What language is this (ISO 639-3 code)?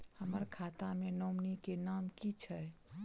mai